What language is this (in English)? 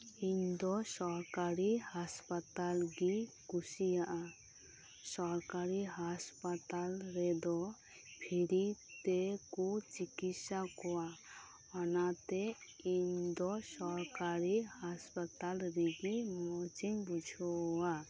Santali